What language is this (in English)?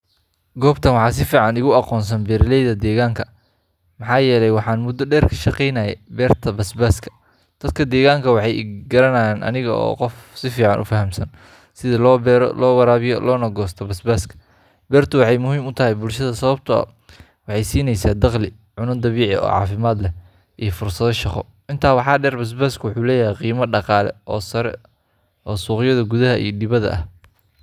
Somali